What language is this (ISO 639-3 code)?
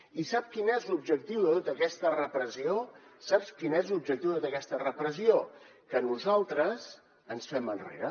cat